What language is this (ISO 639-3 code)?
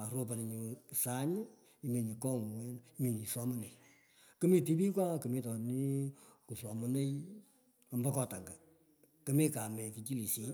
pko